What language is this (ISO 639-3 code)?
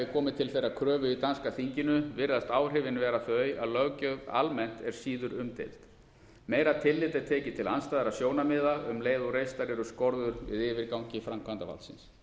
isl